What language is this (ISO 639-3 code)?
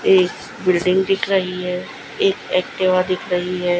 hin